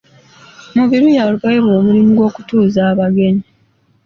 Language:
Ganda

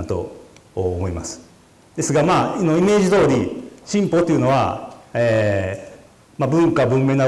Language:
Japanese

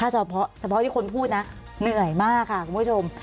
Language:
Thai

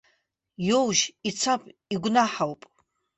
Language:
Abkhazian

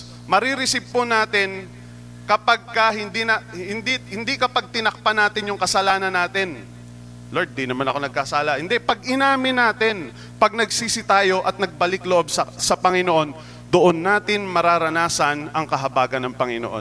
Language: Filipino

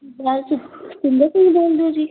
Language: Punjabi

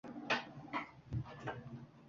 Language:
Uzbek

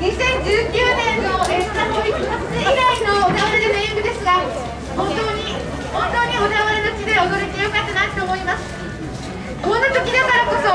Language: Japanese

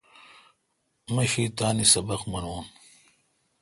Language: Kalkoti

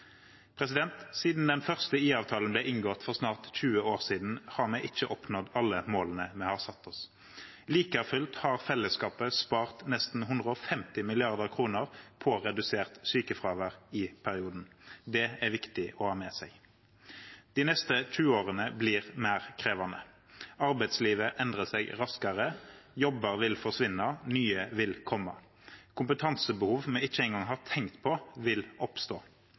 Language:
Norwegian Bokmål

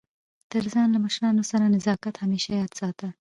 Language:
Pashto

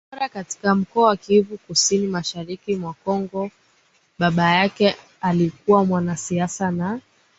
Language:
Swahili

